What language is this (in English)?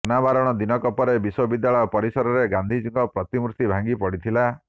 Odia